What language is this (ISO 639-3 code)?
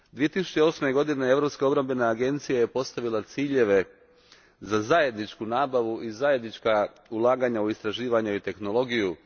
hrv